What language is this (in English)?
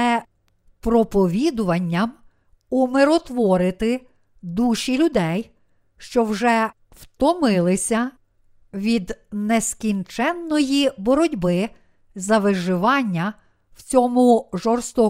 Ukrainian